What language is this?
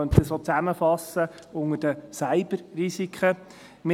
Swiss German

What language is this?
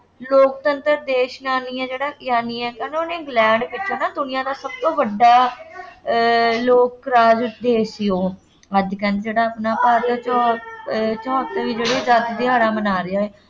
Punjabi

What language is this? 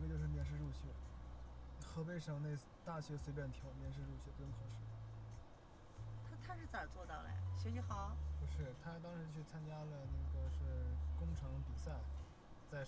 Chinese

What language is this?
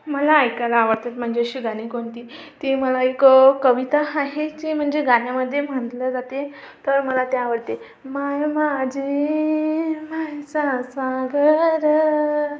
Marathi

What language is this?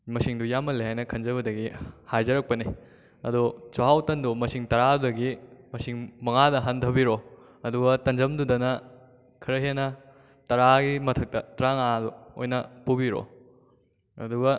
Manipuri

